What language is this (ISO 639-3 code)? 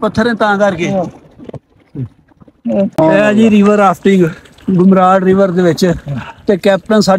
pan